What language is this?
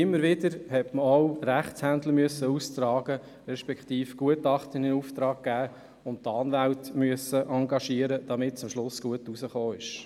Swiss German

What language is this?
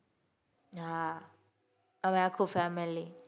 Gujarati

